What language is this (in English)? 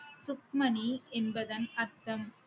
Tamil